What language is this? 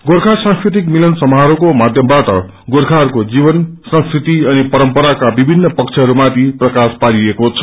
Nepali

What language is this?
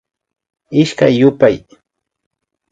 Imbabura Highland Quichua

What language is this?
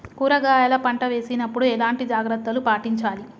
Telugu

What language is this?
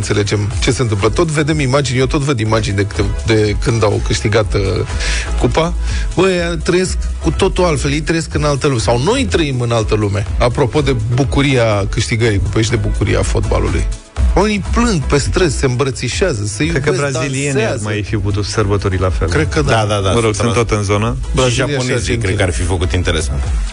Romanian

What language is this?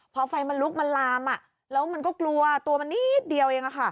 Thai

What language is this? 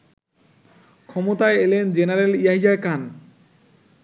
Bangla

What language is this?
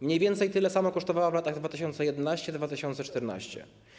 Polish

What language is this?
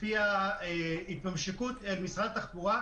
Hebrew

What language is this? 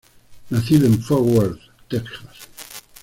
Spanish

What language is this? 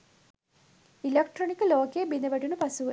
Sinhala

